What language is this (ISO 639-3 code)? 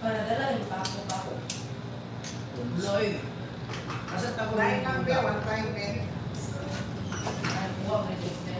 fil